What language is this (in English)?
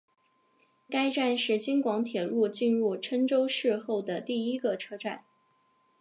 Chinese